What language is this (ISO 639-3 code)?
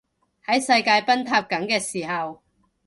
yue